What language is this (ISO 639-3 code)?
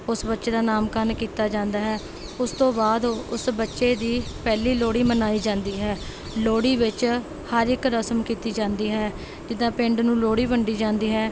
pan